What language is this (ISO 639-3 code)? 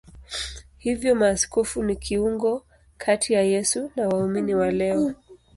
swa